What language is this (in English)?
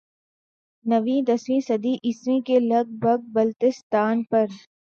Urdu